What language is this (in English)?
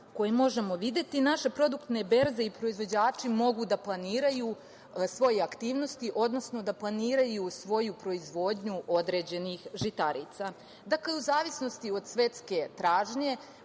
Serbian